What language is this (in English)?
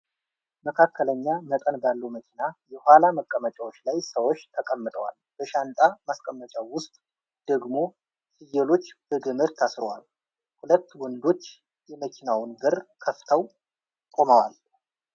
Amharic